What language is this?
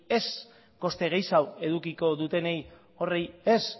Basque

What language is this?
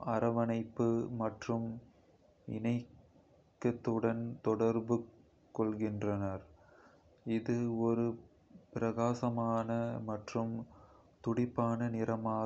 Kota (India)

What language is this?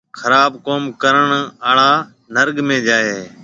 Marwari (Pakistan)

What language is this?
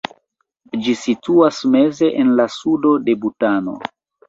Esperanto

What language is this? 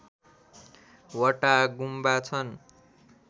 Nepali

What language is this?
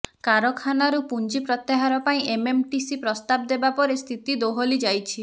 Odia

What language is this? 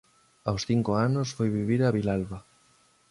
Galician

